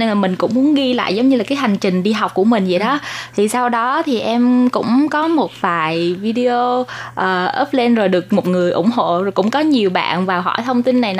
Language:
Vietnamese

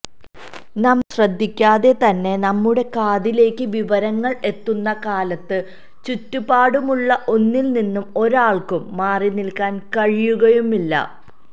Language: Malayalam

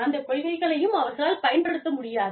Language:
Tamil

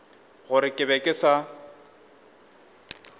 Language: Northern Sotho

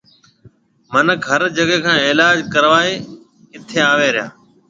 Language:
Marwari (Pakistan)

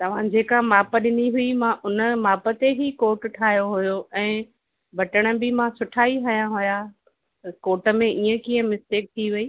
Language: Sindhi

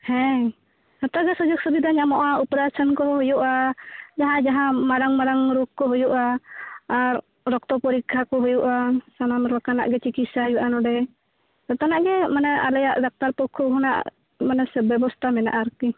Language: Santali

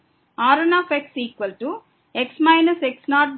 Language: Tamil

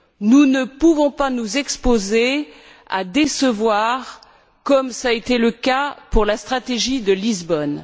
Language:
French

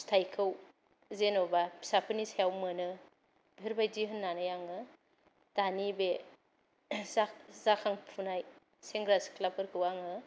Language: Bodo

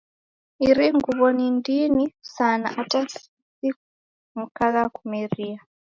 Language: Taita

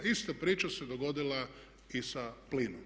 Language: Croatian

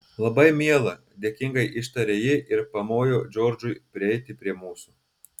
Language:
Lithuanian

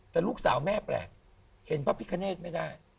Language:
Thai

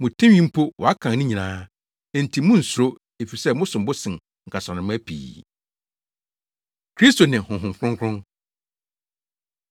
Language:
Akan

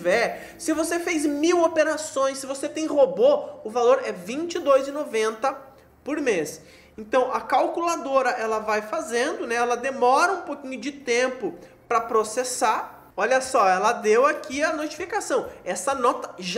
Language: Portuguese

